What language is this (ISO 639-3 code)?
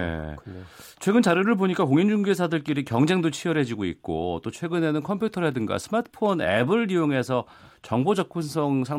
kor